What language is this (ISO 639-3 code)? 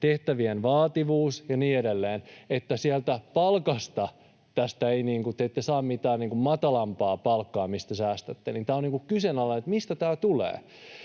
fin